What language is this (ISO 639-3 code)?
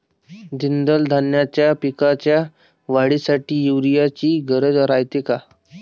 mar